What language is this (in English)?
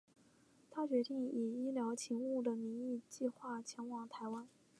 Chinese